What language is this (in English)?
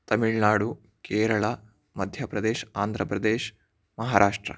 Sanskrit